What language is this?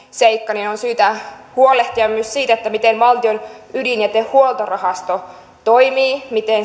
Finnish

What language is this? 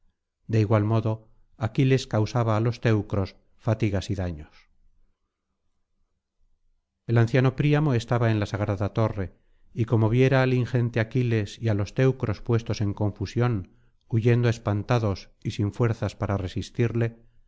Spanish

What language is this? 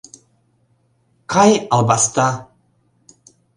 Mari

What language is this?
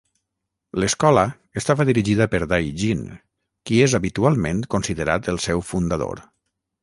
Catalan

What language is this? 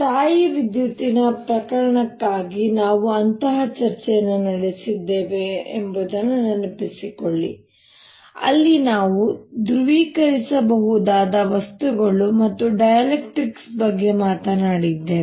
Kannada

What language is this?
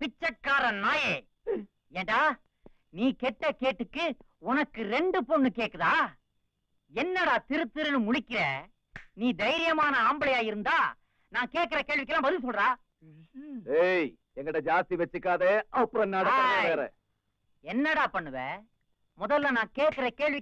Hindi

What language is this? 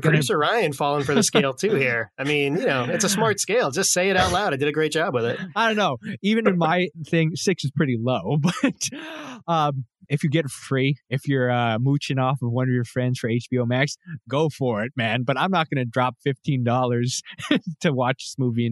English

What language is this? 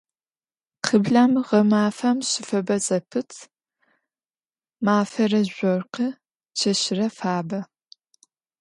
Adyghe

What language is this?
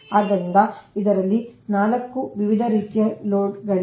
Kannada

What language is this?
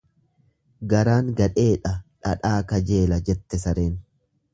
Oromo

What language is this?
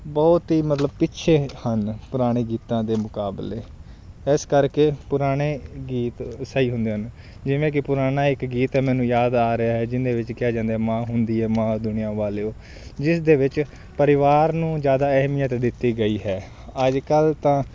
Punjabi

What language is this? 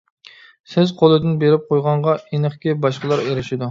Uyghur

